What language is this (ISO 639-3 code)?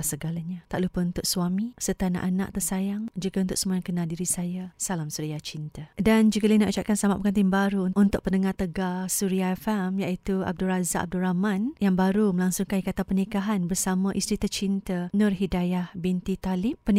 msa